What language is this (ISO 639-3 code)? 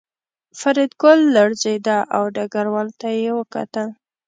pus